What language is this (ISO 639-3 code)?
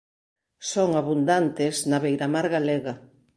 glg